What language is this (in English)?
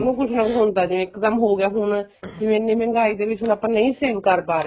Punjabi